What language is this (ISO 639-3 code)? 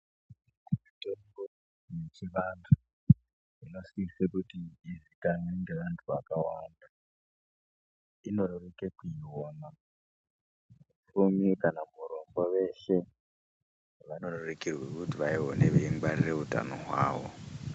ndc